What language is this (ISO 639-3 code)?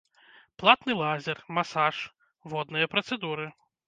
bel